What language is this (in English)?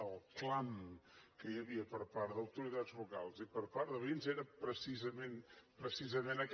Catalan